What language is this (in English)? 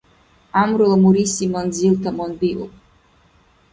Dargwa